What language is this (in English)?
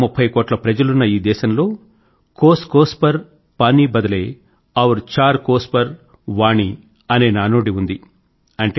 Telugu